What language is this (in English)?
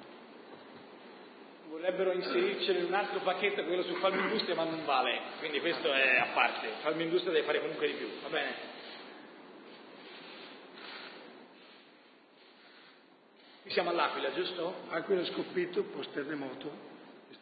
Italian